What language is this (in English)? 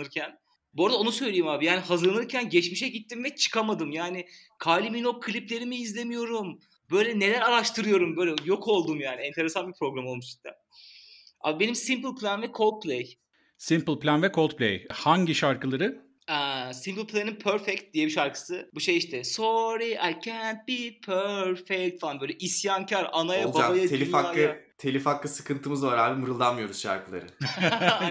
Turkish